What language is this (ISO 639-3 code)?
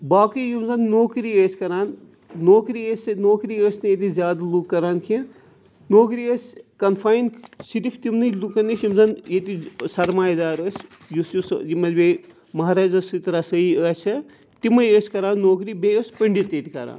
kas